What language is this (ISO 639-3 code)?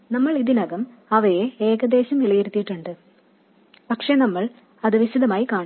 mal